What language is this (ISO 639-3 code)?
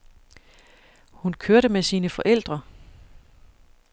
dan